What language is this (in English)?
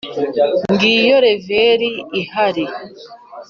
Kinyarwanda